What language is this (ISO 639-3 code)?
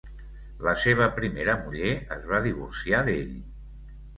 cat